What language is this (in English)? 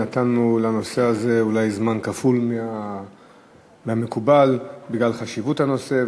Hebrew